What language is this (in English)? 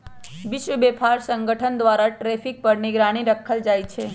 Magahi